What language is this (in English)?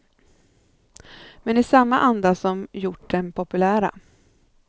Swedish